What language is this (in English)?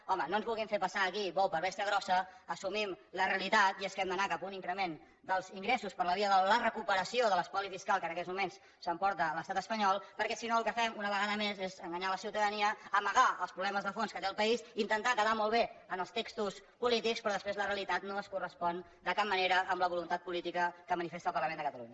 Catalan